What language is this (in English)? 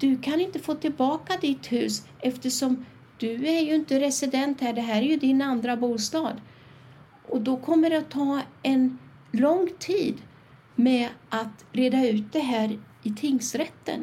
Swedish